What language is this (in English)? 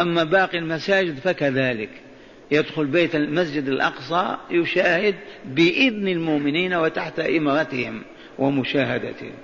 Arabic